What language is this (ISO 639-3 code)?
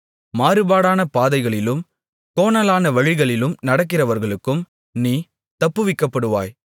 tam